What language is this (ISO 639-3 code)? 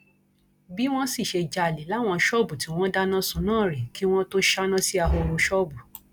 yor